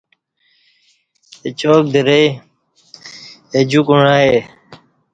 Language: Kati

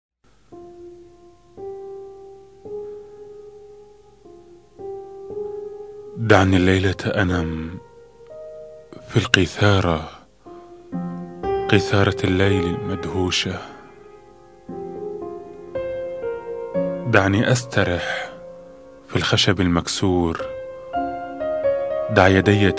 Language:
Arabic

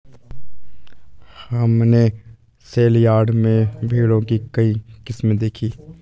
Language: Hindi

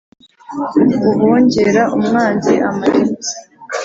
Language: Kinyarwanda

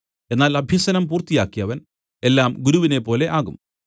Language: Malayalam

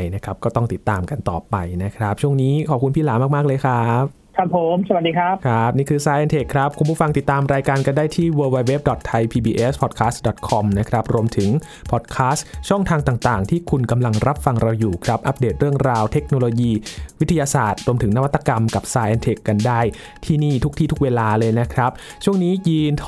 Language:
Thai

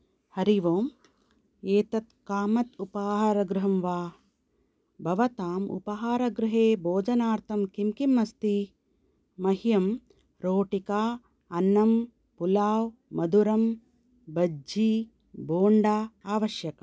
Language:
Sanskrit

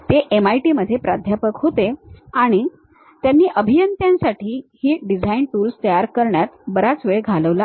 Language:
Marathi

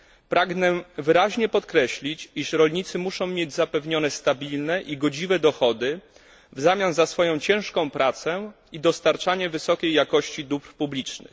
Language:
Polish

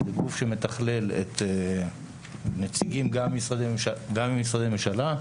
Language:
Hebrew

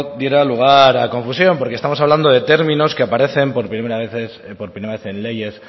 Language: Spanish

